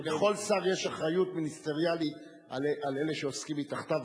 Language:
Hebrew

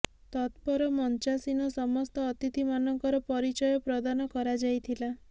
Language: Odia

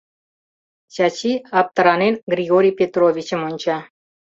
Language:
Mari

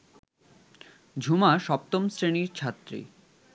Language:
Bangla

